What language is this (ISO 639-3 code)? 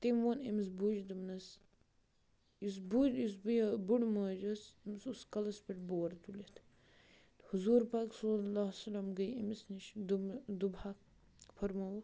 kas